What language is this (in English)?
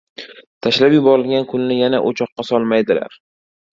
Uzbek